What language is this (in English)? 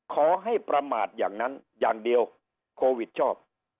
Thai